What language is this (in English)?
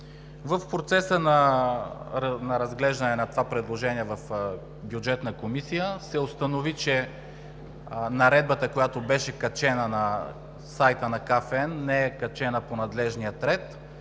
Bulgarian